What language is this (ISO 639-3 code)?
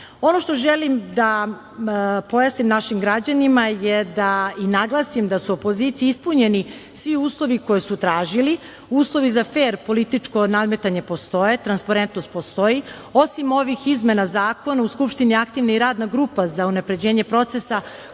srp